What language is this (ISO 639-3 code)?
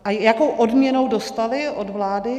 ces